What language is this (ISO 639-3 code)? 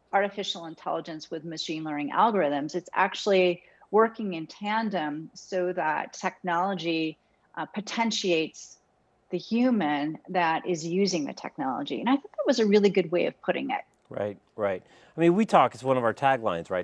eng